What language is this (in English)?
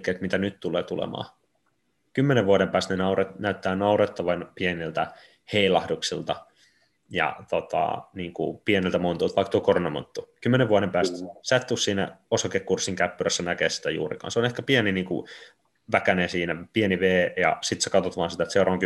Finnish